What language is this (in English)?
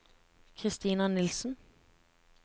Norwegian